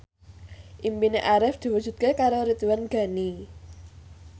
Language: Javanese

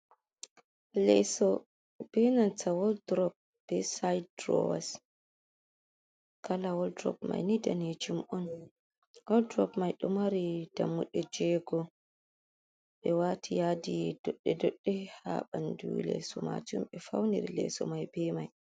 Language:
Fula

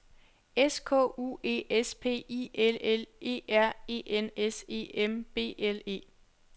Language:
Danish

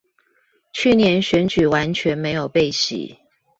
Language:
Chinese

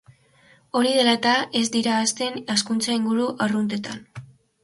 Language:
Basque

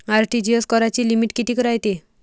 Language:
Marathi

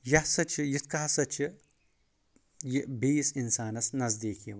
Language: Kashmiri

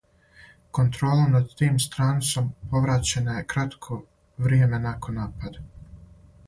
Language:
Serbian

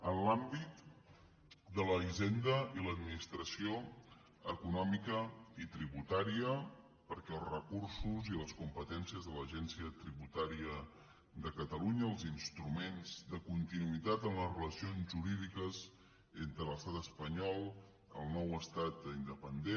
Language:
Catalan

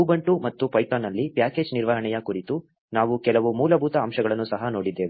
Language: Kannada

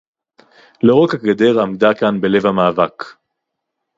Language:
Hebrew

